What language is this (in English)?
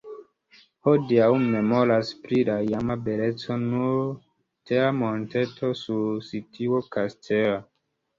Esperanto